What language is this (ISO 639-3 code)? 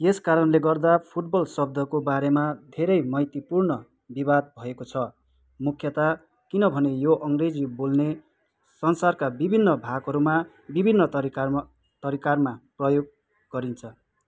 nep